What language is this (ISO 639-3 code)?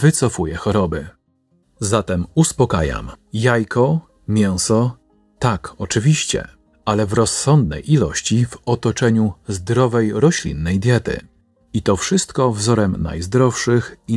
pol